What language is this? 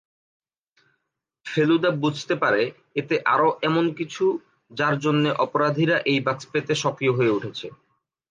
Bangla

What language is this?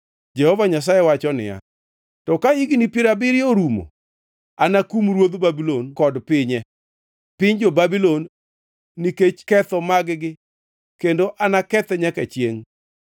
Luo (Kenya and Tanzania)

